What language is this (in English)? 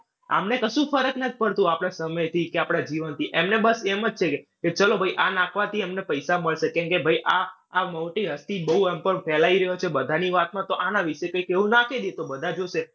Gujarati